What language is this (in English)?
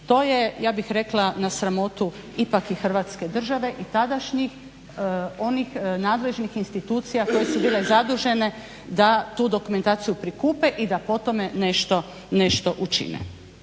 Croatian